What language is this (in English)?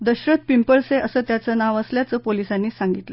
Marathi